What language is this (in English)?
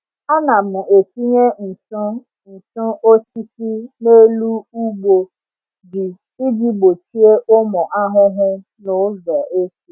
Igbo